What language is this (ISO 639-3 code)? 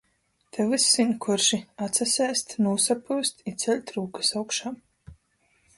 ltg